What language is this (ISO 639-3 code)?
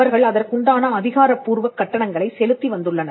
tam